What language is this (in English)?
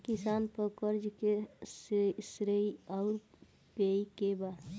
Bhojpuri